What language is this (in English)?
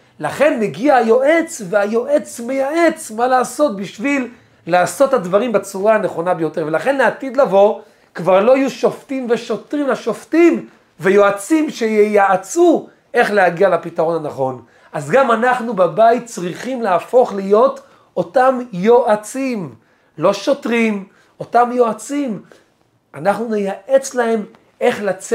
Hebrew